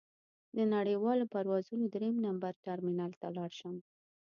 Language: Pashto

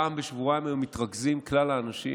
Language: Hebrew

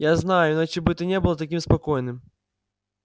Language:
Russian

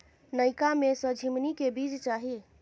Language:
Maithili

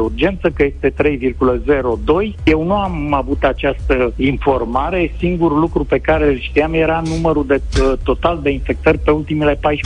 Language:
Romanian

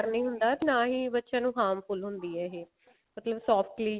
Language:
Punjabi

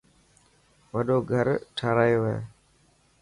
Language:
Dhatki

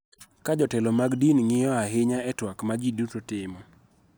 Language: Luo (Kenya and Tanzania)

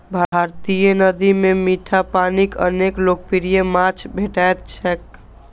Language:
Maithili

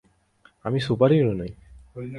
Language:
Bangla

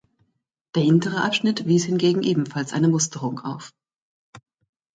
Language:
German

